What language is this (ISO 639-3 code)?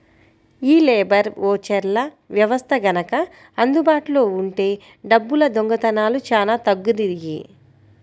tel